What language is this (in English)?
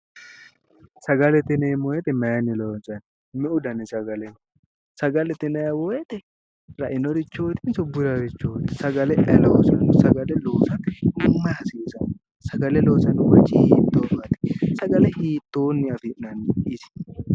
Sidamo